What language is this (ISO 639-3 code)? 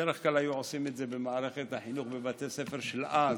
heb